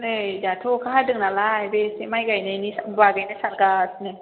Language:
Bodo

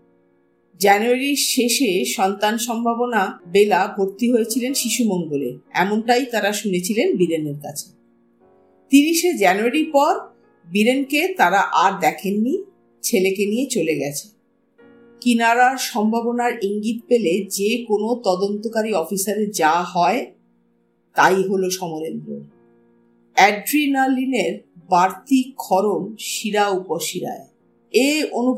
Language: Bangla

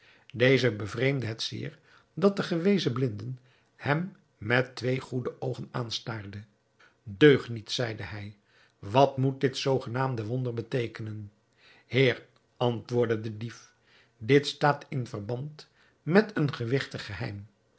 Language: Dutch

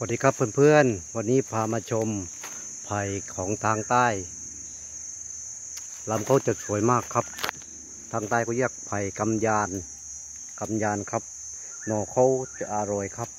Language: Thai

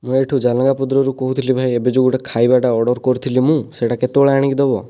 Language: Odia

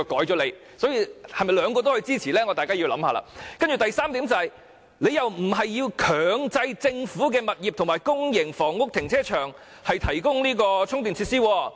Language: Cantonese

